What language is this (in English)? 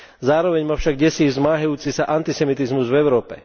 Slovak